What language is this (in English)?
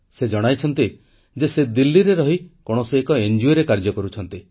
Odia